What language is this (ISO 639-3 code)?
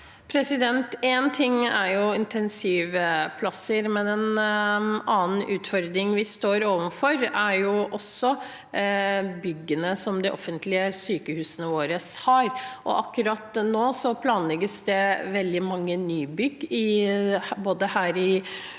nor